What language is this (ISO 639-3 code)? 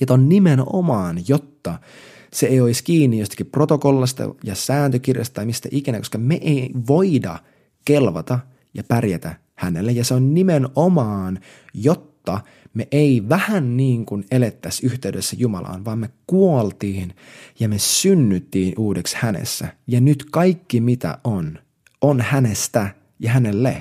fin